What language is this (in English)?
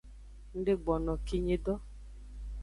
Aja (Benin)